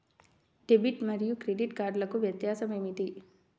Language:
Telugu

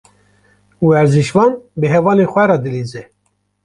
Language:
Kurdish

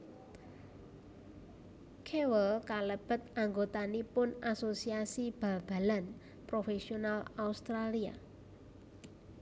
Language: Javanese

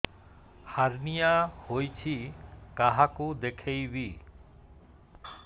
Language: Odia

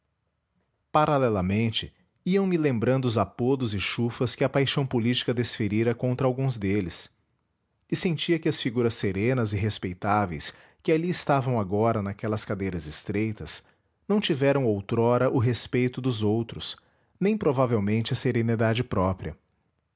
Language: Portuguese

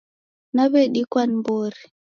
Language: Taita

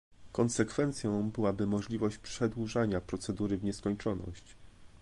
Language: Polish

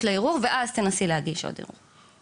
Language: Hebrew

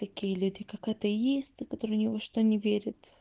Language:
Russian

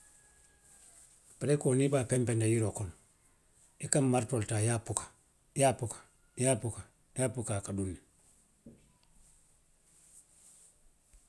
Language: Western Maninkakan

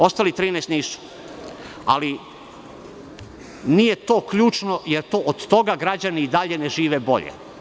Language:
Serbian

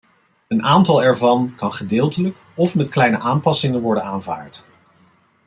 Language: Dutch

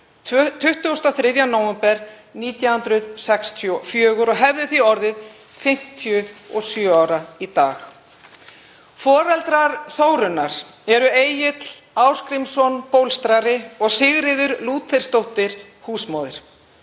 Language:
Icelandic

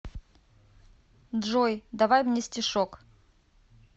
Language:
Russian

